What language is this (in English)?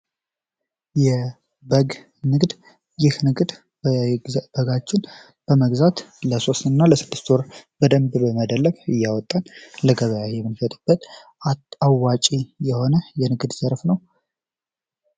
Amharic